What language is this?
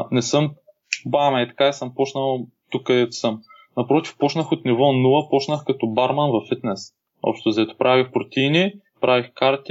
Bulgarian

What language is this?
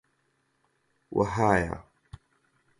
Central Kurdish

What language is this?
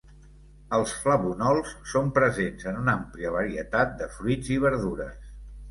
Catalan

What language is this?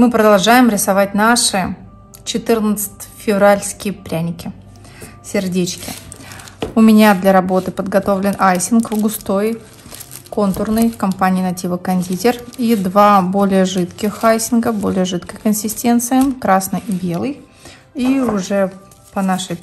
Russian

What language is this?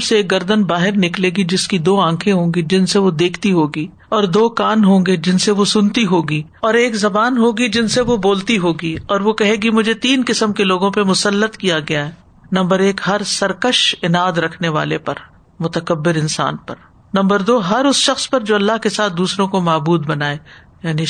Urdu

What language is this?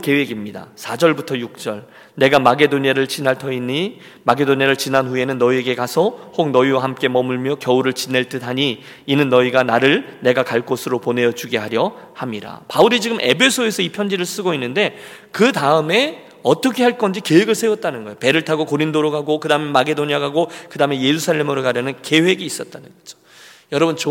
Korean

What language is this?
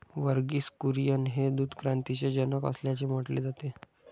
Marathi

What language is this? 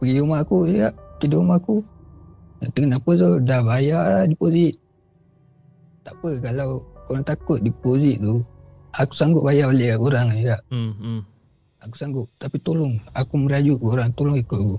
Malay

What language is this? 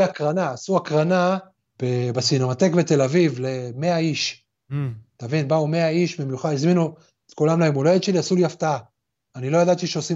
Hebrew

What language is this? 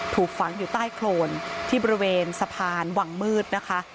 Thai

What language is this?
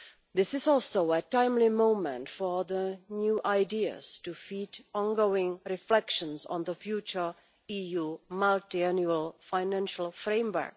English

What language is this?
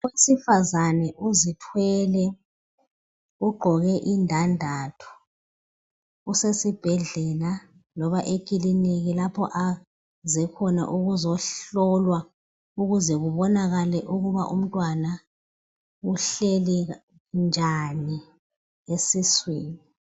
North Ndebele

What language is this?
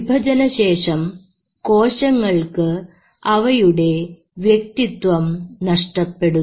Malayalam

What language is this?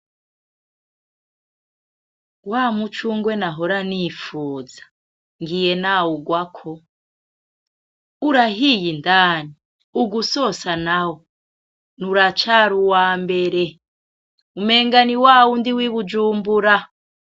Rundi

